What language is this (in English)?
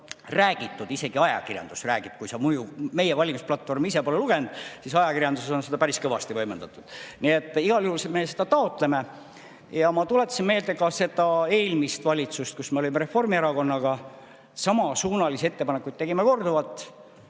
Estonian